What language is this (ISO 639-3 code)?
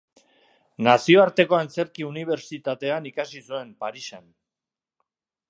eus